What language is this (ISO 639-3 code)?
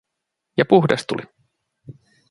fin